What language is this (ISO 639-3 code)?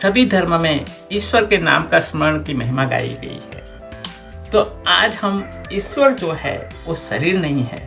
hin